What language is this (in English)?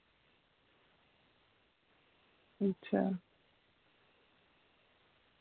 Dogri